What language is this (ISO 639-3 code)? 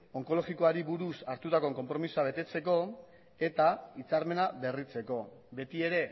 eus